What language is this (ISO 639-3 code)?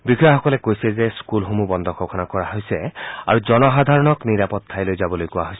asm